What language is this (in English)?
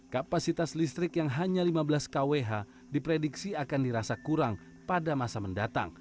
Indonesian